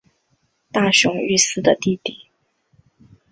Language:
Chinese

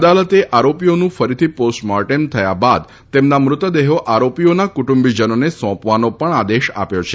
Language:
Gujarati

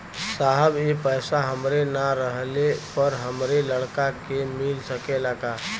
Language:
Bhojpuri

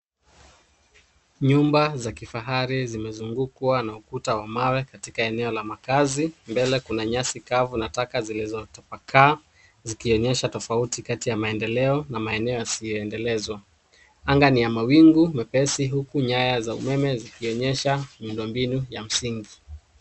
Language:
Swahili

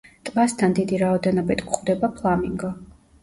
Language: Georgian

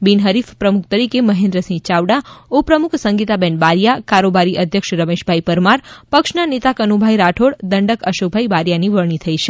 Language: Gujarati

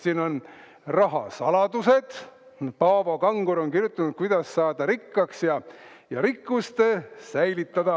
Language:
Estonian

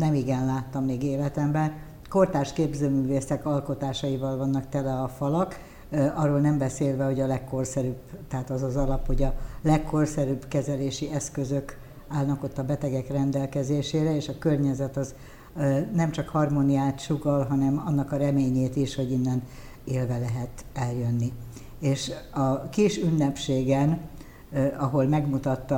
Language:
Hungarian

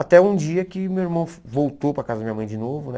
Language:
Portuguese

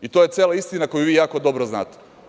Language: Serbian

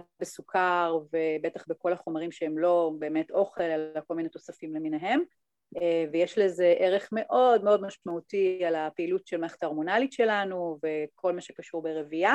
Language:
Hebrew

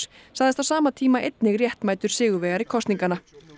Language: Icelandic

